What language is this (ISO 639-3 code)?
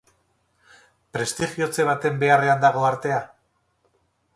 eus